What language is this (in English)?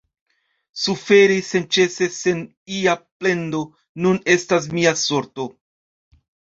Esperanto